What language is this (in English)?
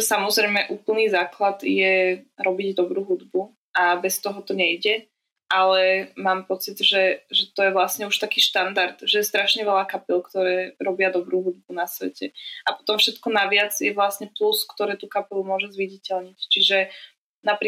Slovak